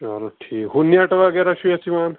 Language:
Kashmiri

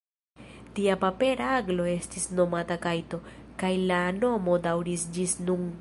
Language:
Esperanto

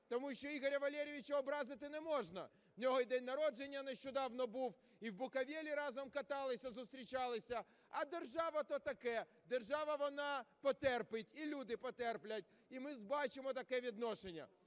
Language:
Ukrainian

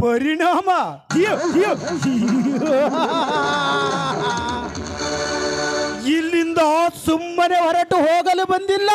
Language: Kannada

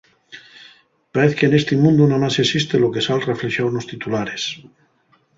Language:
Asturian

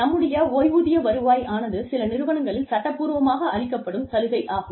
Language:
Tamil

